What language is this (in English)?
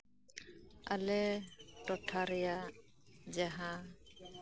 Santali